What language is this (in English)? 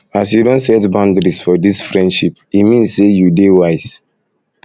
Nigerian Pidgin